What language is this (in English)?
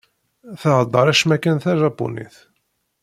Kabyle